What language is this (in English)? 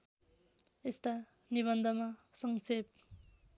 Nepali